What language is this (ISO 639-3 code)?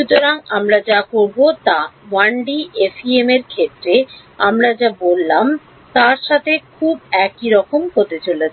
ben